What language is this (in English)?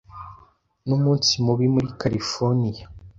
Kinyarwanda